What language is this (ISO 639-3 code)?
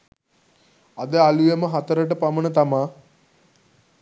sin